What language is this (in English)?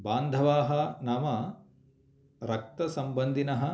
Sanskrit